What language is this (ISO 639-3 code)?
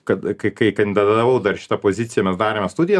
lit